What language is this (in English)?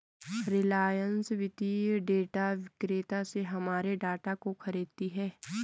Hindi